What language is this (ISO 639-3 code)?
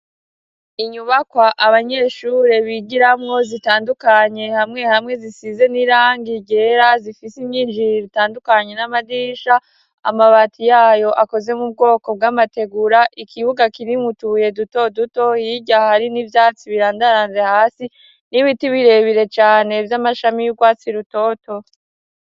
run